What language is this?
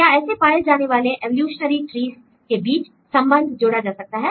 Hindi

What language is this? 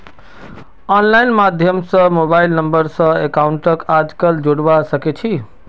Magahi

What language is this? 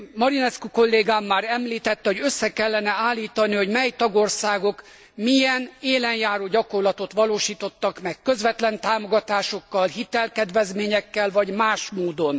Hungarian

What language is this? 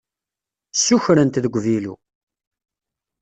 Kabyle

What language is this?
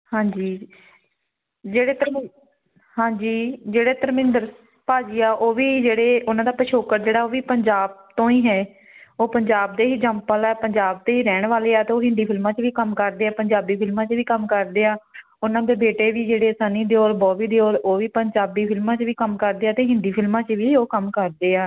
Punjabi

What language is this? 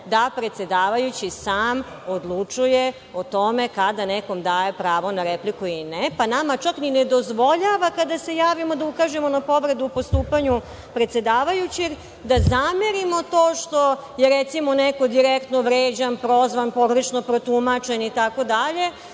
Serbian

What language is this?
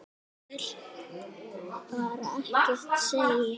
Icelandic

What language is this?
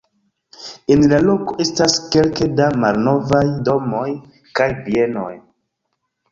Esperanto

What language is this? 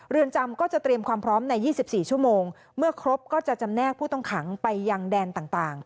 Thai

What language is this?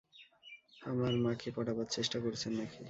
Bangla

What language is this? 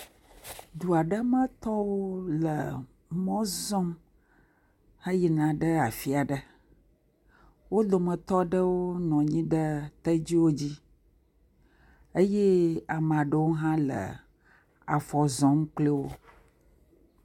Ewe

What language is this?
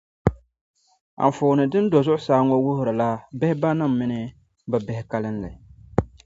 Dagbani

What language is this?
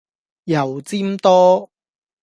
Cantonese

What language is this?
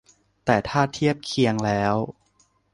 Thai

